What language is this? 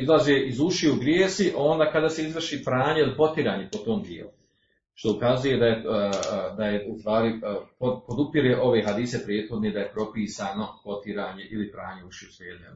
Croatian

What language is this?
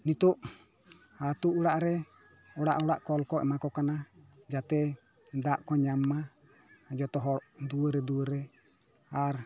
Santali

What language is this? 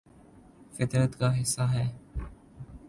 Urdu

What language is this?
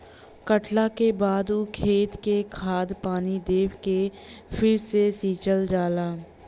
Bhojpuri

